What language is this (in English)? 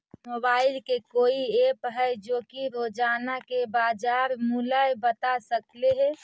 Magahi